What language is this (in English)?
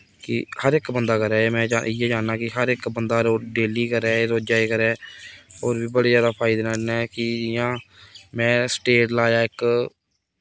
Dogri